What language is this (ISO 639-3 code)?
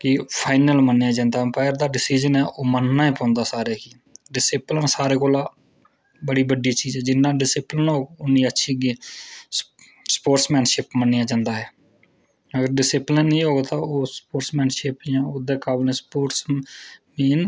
doi